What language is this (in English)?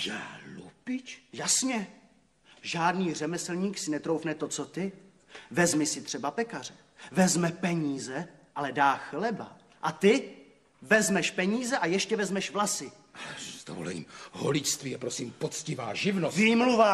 Czech